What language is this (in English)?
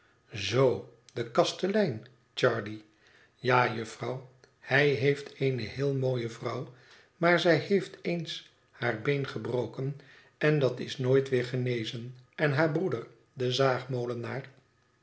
Dutch